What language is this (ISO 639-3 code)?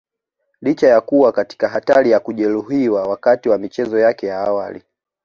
swa